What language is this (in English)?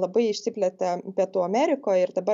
Lithuanian